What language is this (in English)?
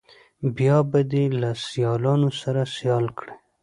Pashto